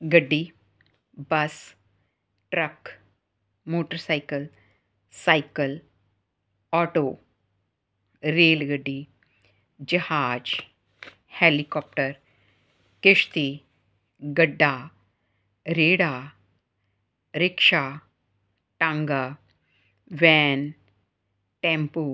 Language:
Punjabi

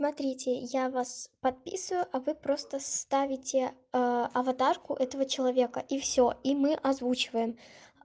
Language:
Russian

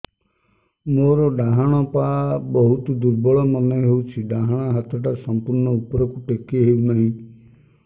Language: Odia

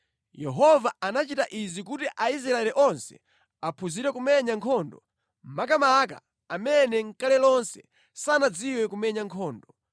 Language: Nyanja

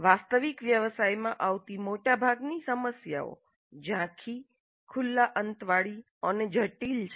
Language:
Gujarati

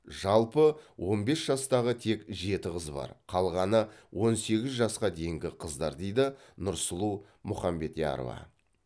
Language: Kazakh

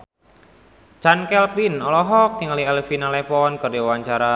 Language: Sundanese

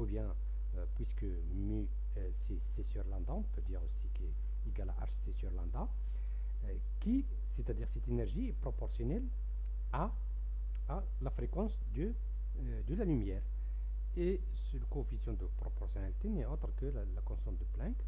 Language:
French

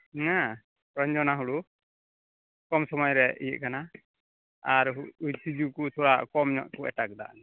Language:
Santali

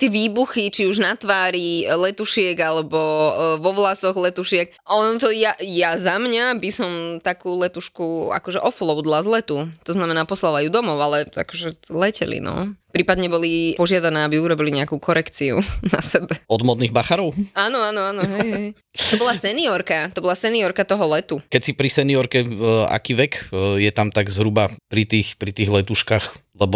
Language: Slovak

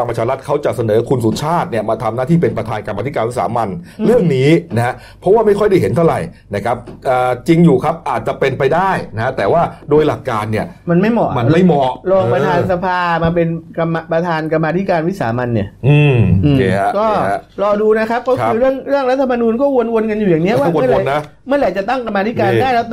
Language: Thai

